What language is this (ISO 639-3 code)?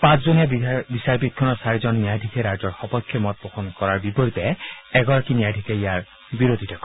asm